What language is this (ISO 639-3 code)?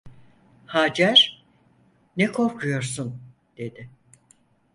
tur